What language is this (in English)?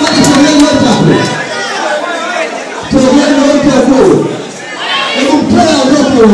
Arabic